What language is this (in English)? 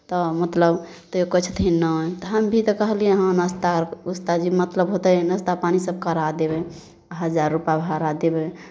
Maithili